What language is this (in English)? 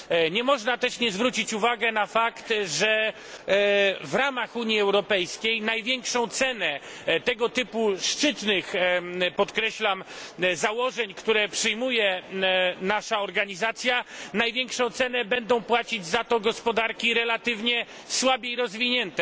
Polish